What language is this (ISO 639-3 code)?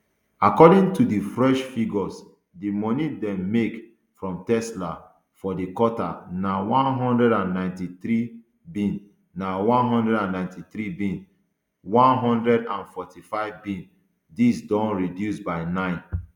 pcm